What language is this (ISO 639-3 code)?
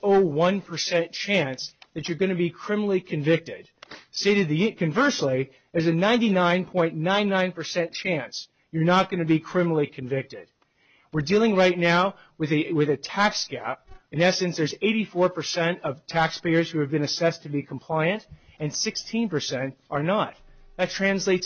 eng